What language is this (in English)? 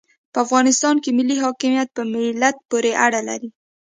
Pashto